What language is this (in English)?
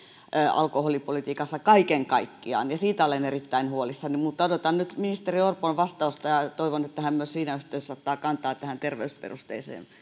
Finnish